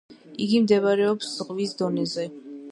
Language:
Georgian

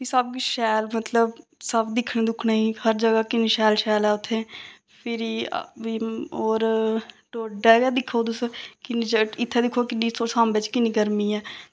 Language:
Dogri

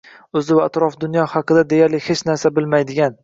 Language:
Uzbek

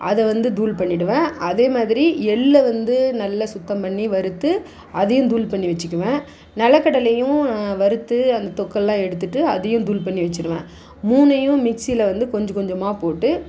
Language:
Tamil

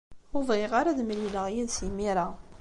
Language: Kabyle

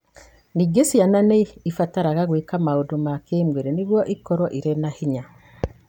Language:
Kikuyu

